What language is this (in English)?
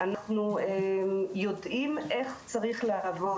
Hebrew